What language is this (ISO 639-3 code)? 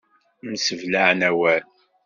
kab